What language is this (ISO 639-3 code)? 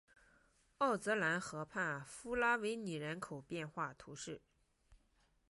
zho